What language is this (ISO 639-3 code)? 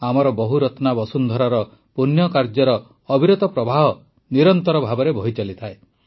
ori